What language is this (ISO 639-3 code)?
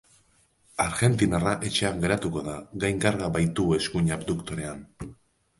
eus